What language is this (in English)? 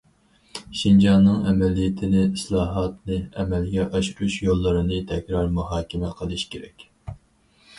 Uyghur